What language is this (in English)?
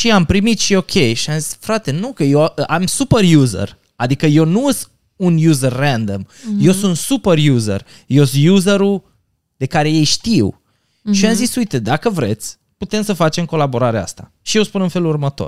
Romanian